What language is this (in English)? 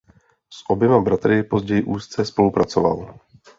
Czech